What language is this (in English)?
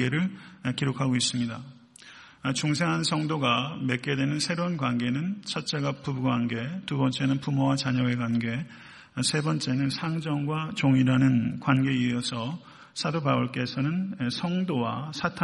Korean